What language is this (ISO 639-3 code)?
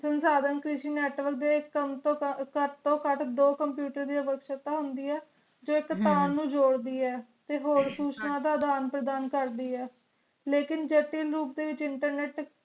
pan